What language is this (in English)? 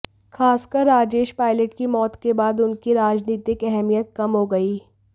Hindi